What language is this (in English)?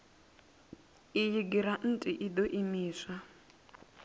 Venda